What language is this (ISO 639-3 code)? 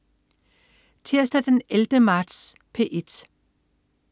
dan